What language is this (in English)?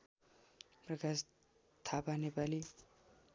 Nepali